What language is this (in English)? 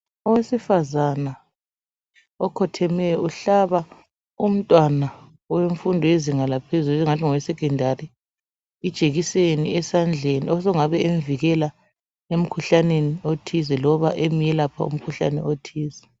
North Ndebele